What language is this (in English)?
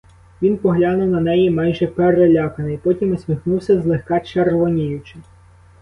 Ukrainian